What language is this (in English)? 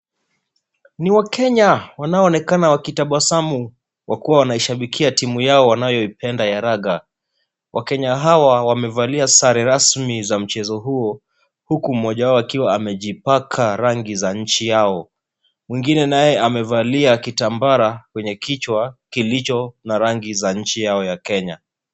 Swahili